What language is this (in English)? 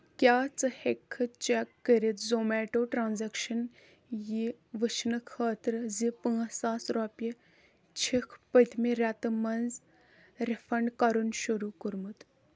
Kashmiri